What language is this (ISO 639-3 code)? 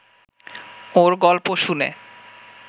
ben